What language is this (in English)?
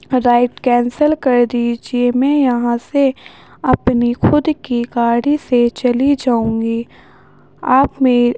Urdu